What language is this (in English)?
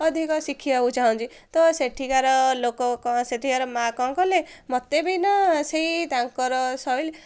Odia